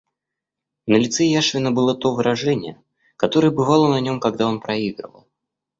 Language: Russian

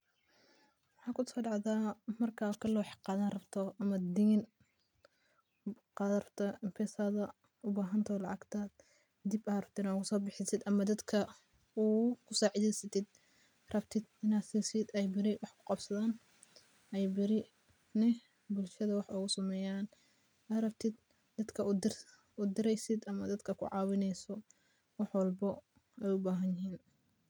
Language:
Somali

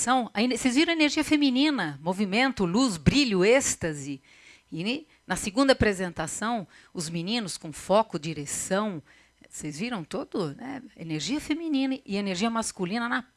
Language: Portuguese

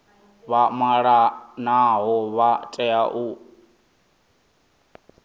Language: Venda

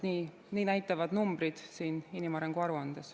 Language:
Estonian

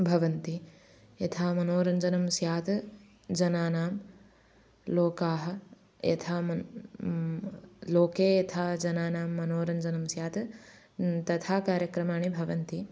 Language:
Sanskrit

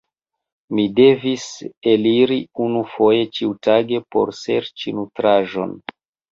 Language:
Esperanto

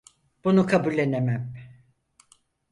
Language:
Turkish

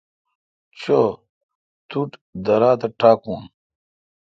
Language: Kalkoti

